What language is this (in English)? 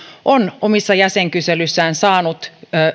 Finnish